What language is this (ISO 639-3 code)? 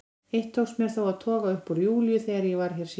isl